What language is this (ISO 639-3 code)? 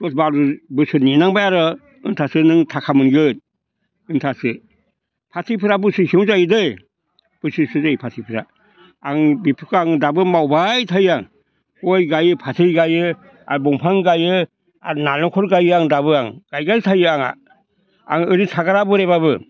brx